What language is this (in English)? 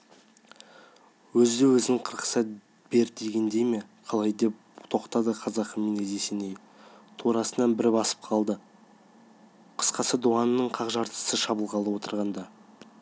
Kazakh